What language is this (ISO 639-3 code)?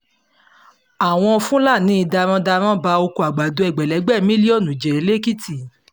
yor